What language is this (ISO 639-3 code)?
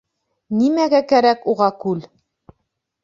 bak